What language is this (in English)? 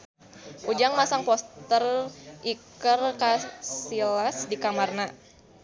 Sundanese